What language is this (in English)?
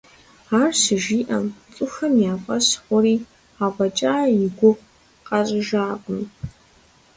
Kabardian